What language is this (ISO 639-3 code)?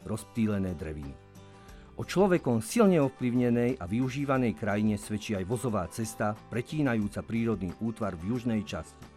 slk